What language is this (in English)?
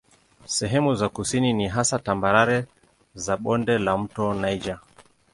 Swahili